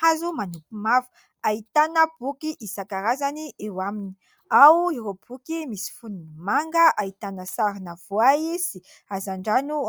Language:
Malagasy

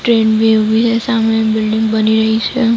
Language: Gujarati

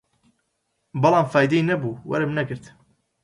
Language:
Central Kurdish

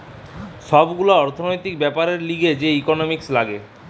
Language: Bangla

